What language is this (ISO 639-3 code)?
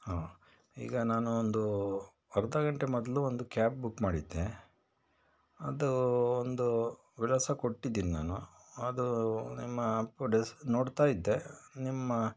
kan